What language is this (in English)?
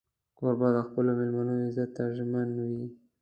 Pashto